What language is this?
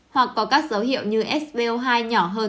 Vietnamese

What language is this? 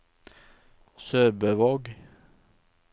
Norwegian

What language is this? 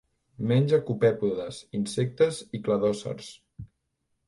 Catalan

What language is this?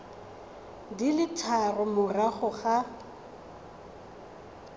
Tswana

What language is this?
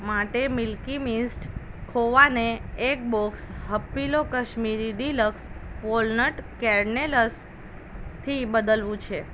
Gujarati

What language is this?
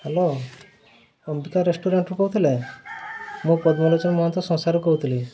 Odia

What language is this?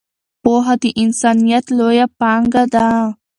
Pashto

